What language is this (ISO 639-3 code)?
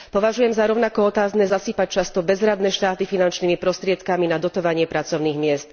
slk